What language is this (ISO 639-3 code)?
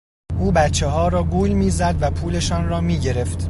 fas